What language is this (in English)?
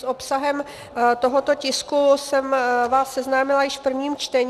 Czech